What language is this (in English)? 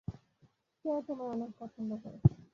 Bangla